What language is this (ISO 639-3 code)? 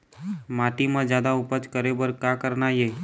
hne